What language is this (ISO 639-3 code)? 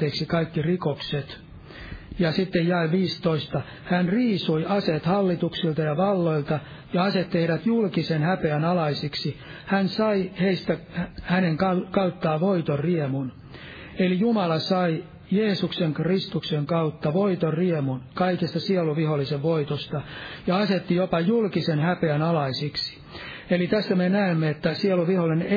fin